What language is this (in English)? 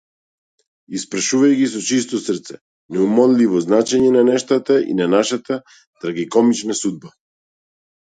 Macedonian